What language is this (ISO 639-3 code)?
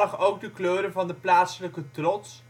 nld